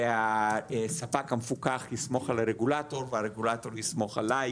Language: Hebrew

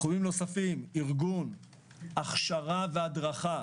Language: Hebrew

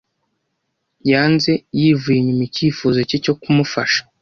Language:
Kinyarwanda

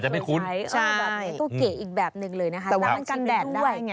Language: Thai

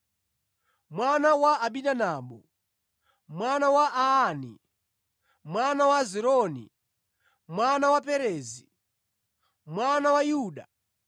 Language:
Nyanja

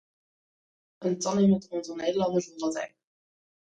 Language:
Western Frisian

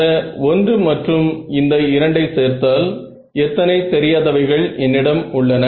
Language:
Tamil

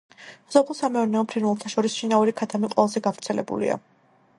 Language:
Georgian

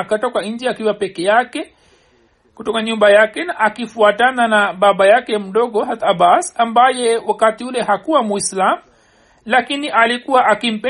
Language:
Swahili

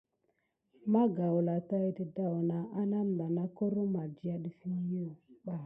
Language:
Gidar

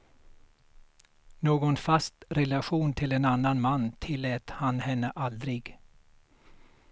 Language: Swedish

